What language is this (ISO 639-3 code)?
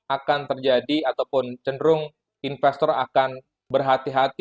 ind